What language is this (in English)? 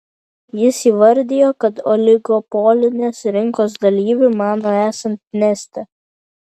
Lithuanian